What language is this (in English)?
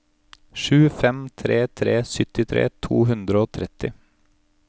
Norwegian